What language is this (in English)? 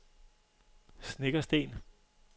Danish